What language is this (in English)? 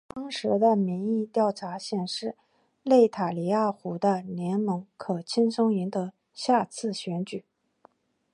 Chinese